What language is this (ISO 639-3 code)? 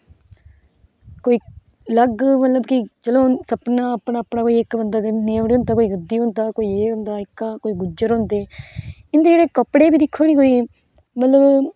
doi